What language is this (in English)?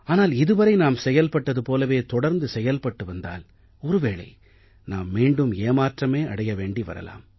Tamil